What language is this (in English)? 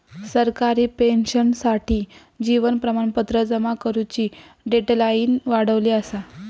Marathi